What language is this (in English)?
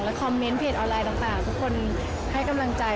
Thai